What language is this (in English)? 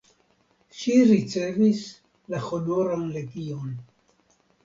Esperanto